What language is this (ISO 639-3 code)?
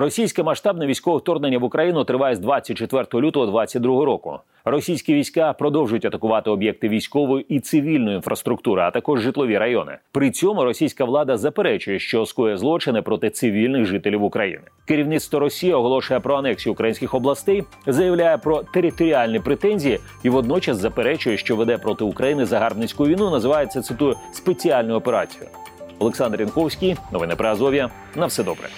ukr